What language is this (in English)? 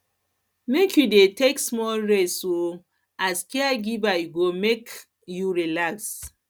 Nigerian Pidgin